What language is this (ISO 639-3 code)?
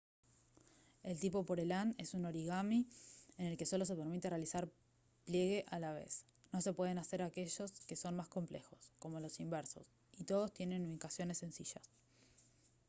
spa